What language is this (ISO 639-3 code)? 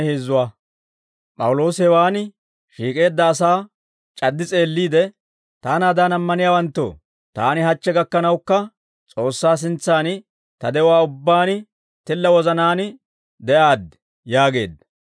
dwr